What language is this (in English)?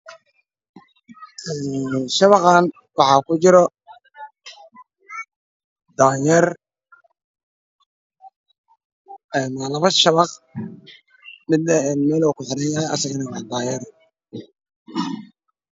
Somali